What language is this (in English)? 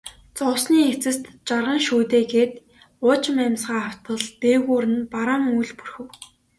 Mongolian